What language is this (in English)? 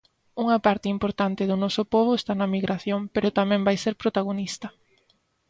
Galician